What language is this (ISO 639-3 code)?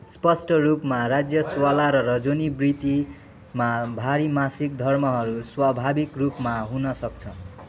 nep